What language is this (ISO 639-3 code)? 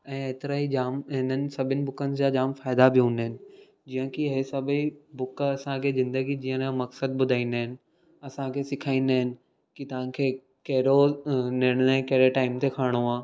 snd